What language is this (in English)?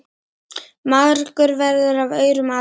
Icelandic